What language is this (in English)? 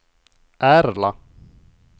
Swedish